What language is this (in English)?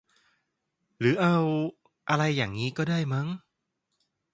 Thai